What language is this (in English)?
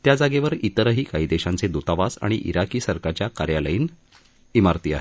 Marathi